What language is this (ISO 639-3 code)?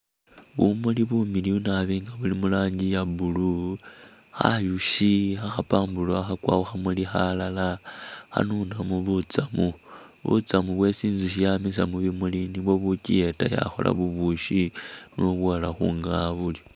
myx